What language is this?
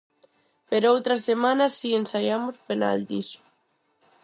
Galician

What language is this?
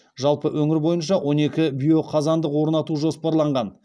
Kazakh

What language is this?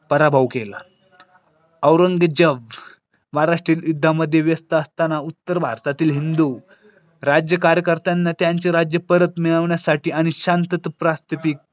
Marathi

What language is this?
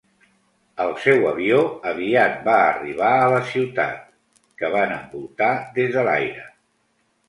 Catalan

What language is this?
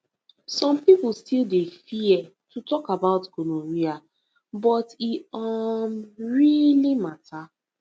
Nigerian Pidgin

